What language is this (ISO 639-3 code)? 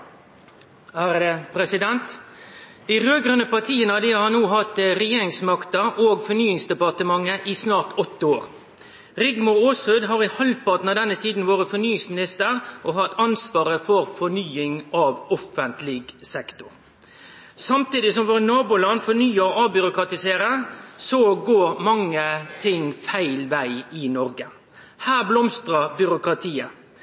nno